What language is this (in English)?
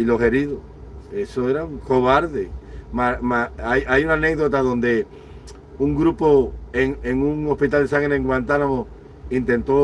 Spanish